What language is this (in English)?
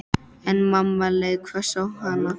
Icelandic